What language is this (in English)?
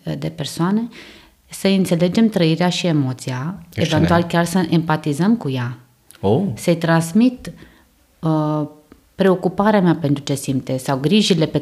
Romanian